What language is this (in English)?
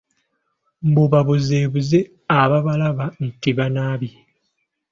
Ganda